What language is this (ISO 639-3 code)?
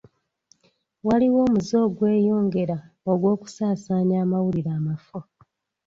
lug